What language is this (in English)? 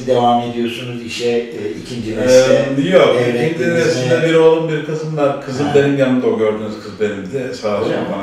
Turkish